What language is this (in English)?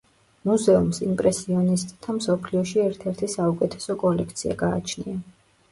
Georgian